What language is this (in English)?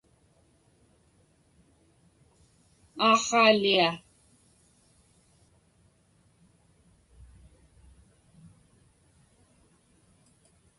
Inupiaq